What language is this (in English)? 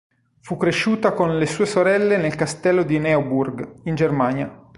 Italian